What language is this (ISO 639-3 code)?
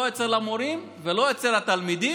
heb